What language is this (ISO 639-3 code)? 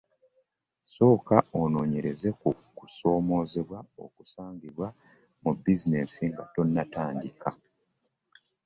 lug